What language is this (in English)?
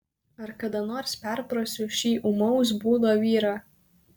Lithuanian